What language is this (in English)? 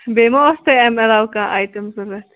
Kashmiri